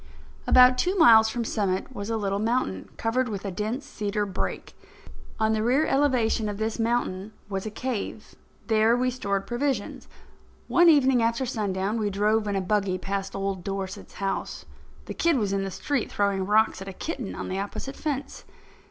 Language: English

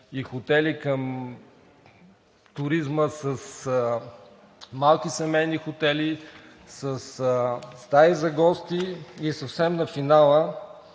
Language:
Bulgarian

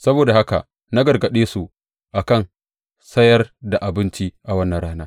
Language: Hausa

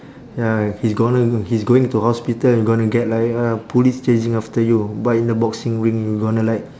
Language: English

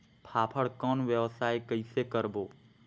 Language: Chhattisgarhi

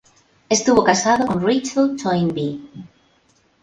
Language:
Spanish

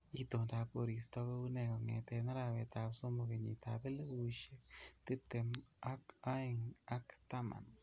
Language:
Kalenjin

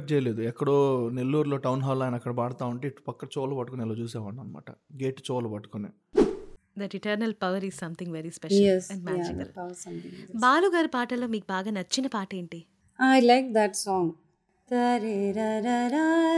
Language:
Telugu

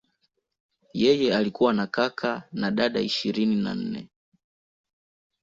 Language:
Swahili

